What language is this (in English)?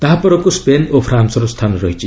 Odia